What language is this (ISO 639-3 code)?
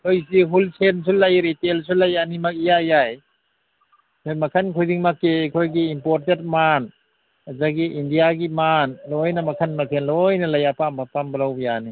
mni